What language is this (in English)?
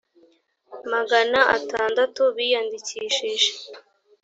Kinyarwanda